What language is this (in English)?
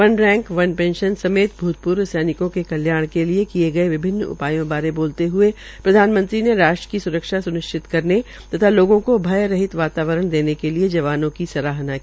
Hindi